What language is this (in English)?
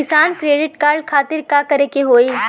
Bhojpuri